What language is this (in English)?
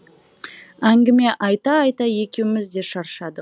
Kazakh